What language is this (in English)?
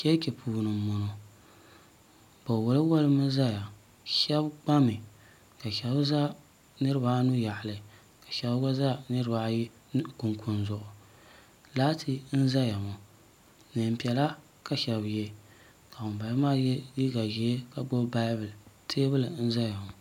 Dagbani